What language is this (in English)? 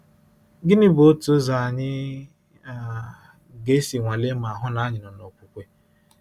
Igbo